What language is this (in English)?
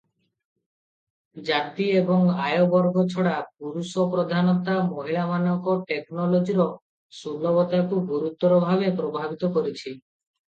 Odia